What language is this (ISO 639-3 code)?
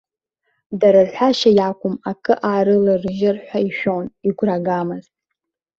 abk